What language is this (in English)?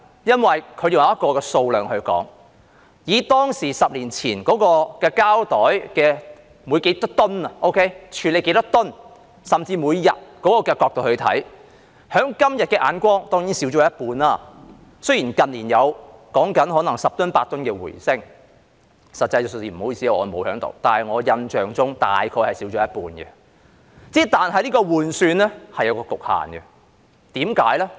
Cantonese